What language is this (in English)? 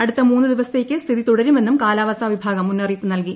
Malayalam